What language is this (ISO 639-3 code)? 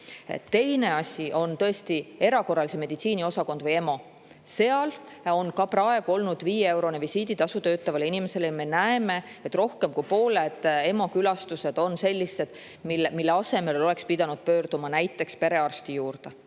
est